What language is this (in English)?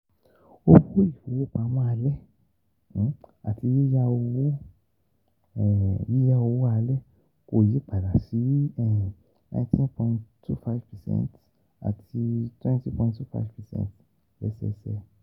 Yoruba